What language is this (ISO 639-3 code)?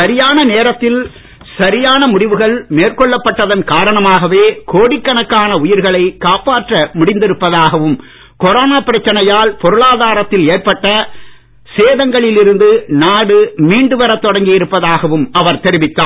tam